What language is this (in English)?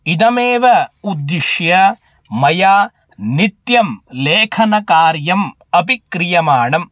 Sanskrit